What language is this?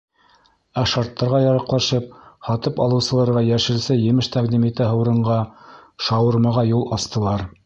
Bashkir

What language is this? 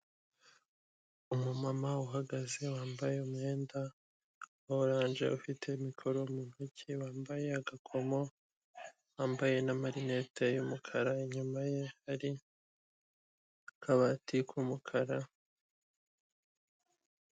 Kinyarwanda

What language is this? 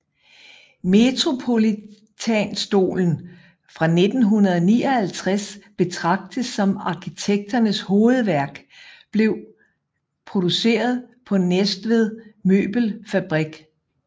Danish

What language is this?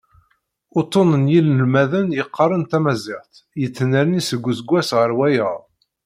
Kabyle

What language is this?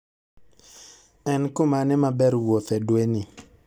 Luo (Kenya and Tanzania)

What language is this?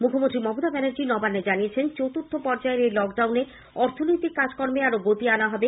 Bangla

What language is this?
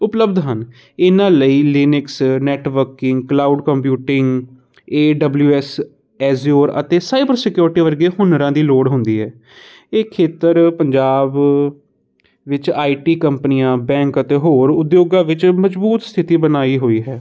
Punjabi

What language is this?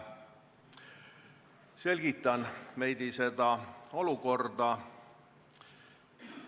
Estonian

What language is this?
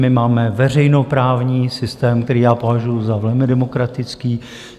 Czech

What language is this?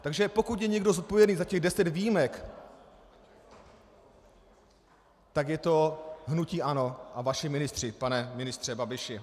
Czech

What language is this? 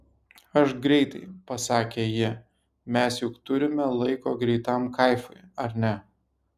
Lithuanian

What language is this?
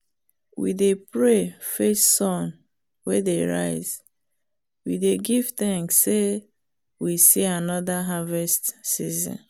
Nigerian Pidgin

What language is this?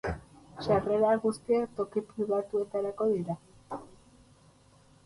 Basque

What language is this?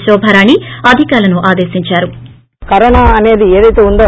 Telugu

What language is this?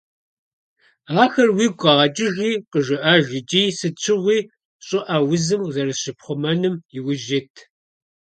Kabardian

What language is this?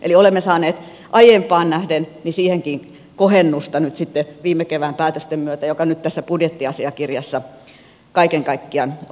Finnish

